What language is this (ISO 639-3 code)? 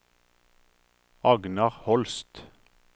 nor